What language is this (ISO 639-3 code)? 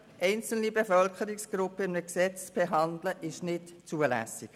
gsw